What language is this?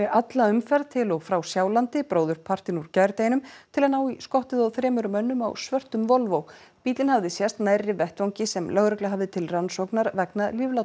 Icelandic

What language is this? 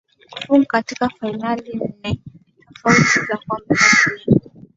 Swahili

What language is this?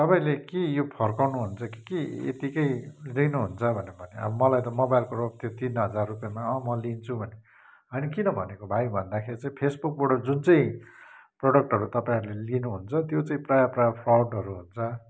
Nepali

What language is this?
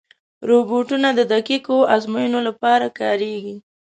Pashto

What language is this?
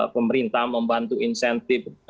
Indonesian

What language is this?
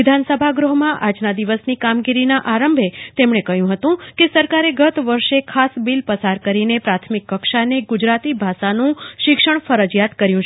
Gujarati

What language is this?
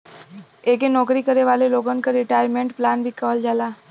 Bhojpuri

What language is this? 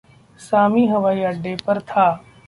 Hindi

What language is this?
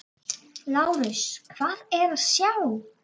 Icelandic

